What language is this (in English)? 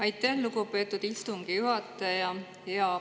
Estonian